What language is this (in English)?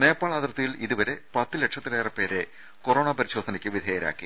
Malayalam